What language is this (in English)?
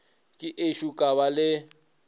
Northern Sotho